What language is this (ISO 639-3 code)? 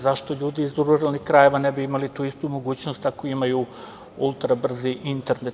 srp